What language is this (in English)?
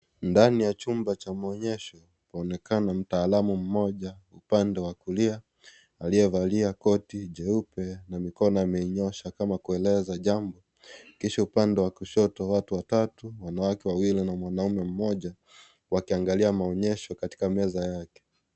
Swahili